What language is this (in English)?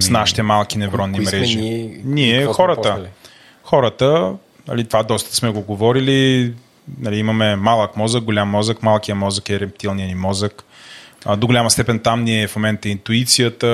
Bulgarian